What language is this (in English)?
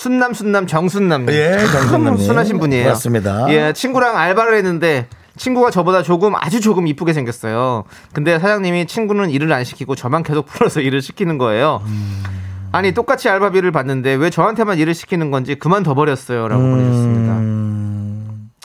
Korean